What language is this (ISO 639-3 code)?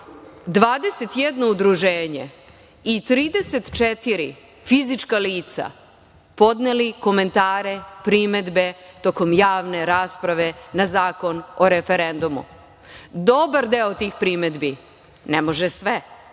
srp